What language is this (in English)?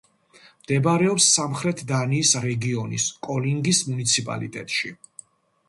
Georgian